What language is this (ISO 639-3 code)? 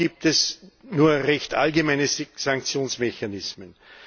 deu